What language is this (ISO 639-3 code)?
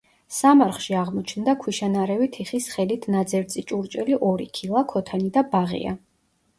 kat